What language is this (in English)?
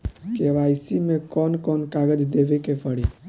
Bhojpuri